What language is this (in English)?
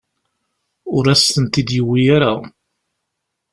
Kabyle